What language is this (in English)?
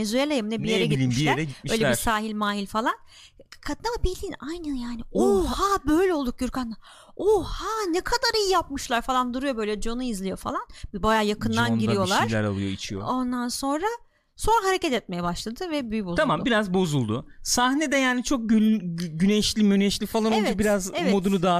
Turkish